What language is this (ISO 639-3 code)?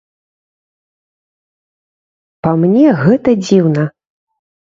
bel